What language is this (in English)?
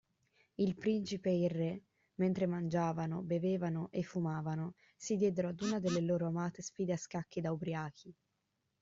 Italian